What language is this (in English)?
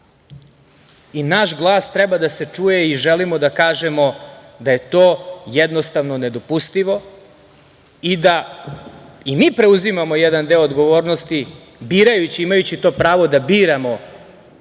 Serbian